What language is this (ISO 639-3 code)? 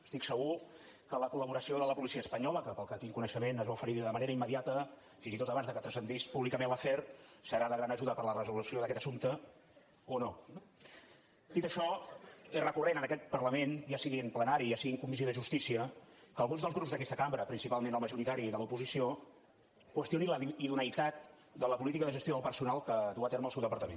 cat